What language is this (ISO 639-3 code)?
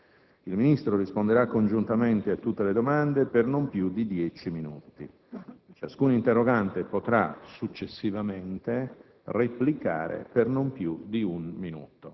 ita